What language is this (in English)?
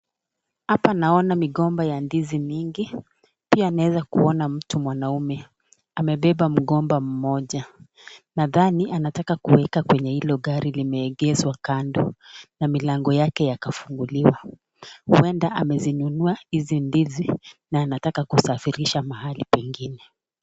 Swahili